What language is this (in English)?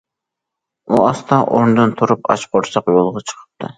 Uyghur